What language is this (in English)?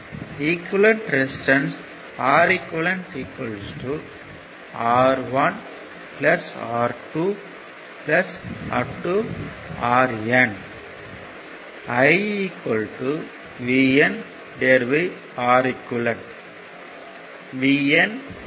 Tamil